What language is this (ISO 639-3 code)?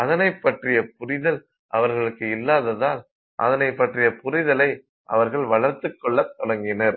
tam